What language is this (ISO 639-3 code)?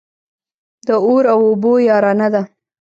pus